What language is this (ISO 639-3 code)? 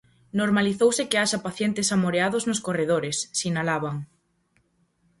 glg